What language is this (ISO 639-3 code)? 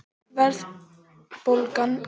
isl